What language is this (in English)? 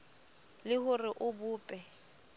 Southern Sotho